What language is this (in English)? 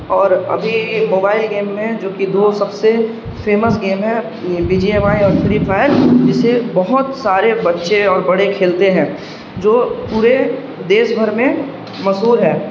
Urdu